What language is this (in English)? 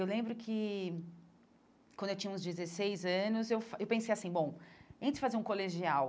Portuguese